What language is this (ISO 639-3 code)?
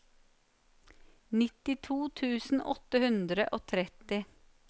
nor